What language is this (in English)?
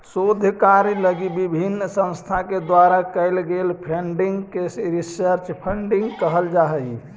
Magahi